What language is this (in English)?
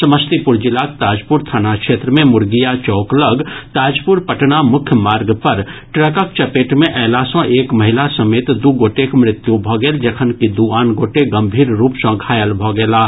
Maithili